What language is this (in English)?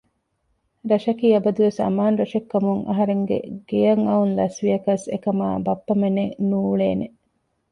Divehi